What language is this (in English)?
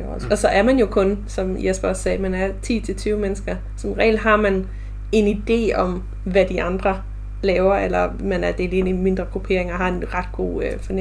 Danish